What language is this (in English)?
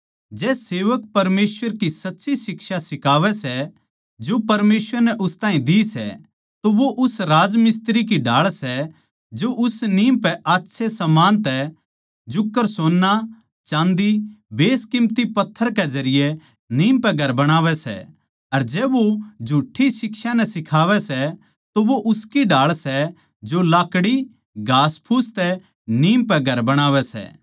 Haryanvi